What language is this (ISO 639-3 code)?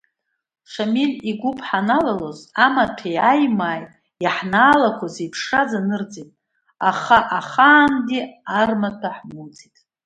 abk